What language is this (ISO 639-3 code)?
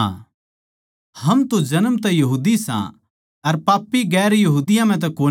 bgc